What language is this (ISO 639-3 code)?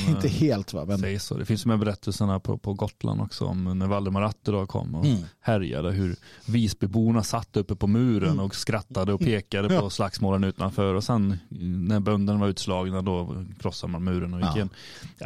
swe